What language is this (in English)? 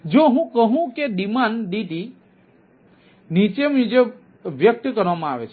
Gujarati